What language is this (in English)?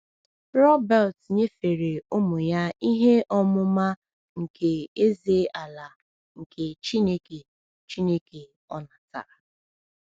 Igbo